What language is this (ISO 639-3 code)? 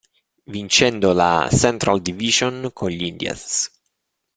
ita